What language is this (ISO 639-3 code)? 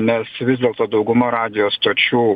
lit